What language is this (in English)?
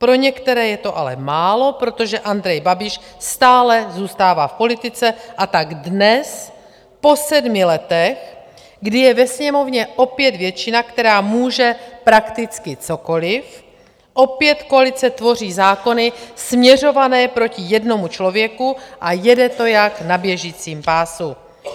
Czech